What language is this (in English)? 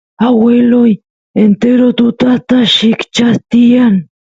Santiago del Estero Quichua